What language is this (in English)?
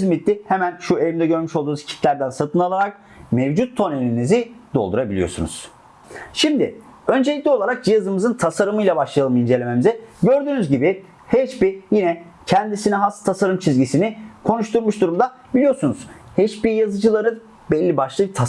Turkish